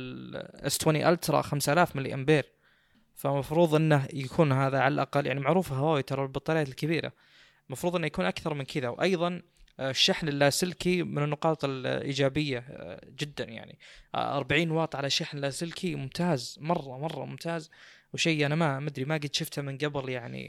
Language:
Arabic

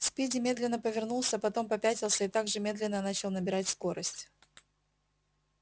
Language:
Russian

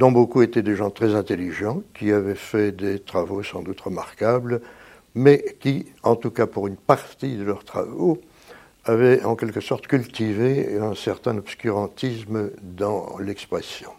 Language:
French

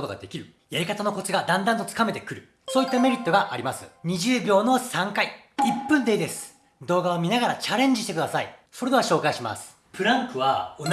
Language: Japanese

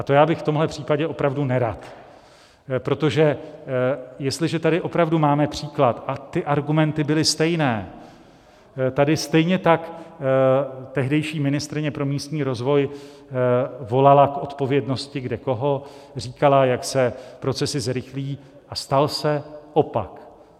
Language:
Czech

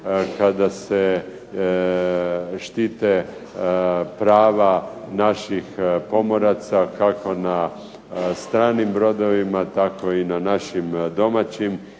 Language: Croatian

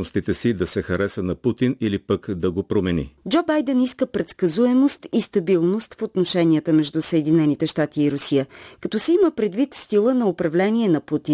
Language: Bulgarian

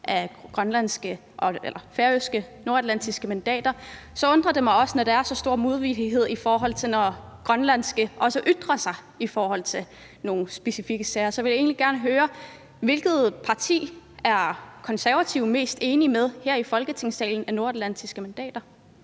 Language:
Danish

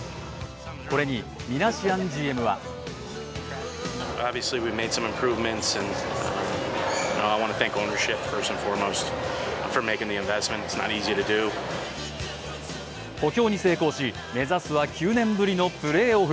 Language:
Japanese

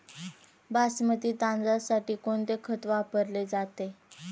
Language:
Marathi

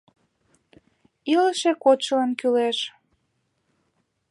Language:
Mari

